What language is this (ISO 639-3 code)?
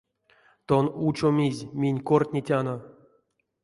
myv